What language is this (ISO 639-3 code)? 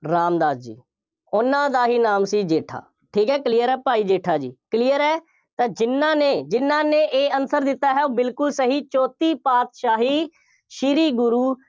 pan